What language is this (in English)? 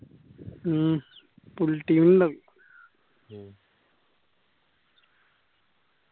Malayalam